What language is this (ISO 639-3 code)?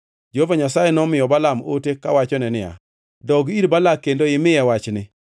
luo